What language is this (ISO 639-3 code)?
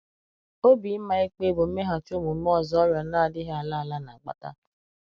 ibo